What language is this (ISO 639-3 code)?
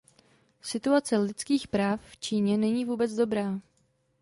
ces